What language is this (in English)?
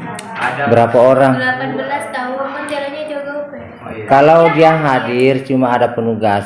Indonesian